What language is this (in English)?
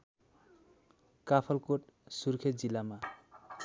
Nepali